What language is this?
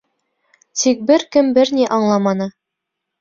Bashkir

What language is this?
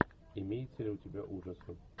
Russian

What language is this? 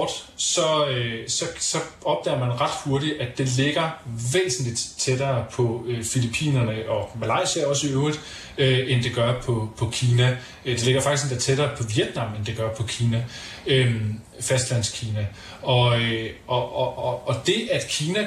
Danish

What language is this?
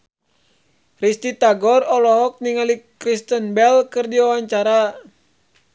Sundanese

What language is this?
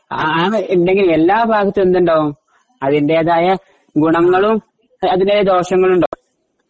Malayalam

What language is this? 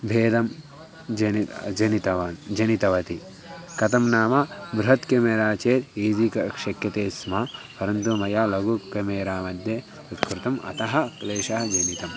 Sanskrit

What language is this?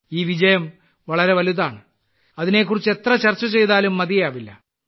Malayalam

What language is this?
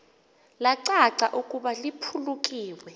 Xhosa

